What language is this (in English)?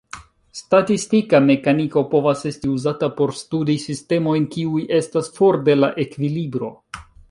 Esperanto